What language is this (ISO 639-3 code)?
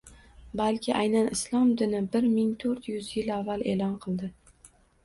uzb